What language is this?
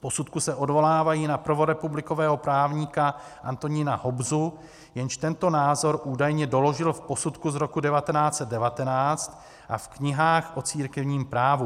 Czech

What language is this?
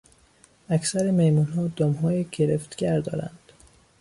Persian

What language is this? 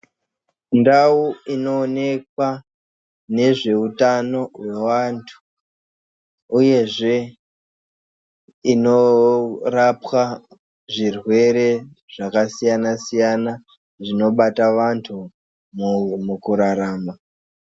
Ndau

